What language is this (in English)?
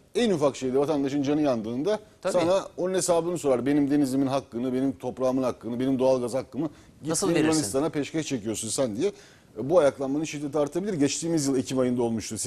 Turkish